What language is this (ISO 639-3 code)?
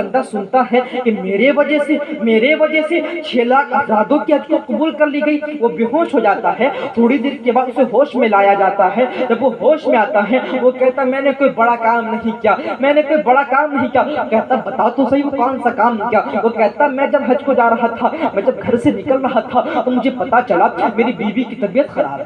urd